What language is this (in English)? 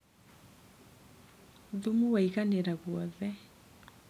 Kikuyu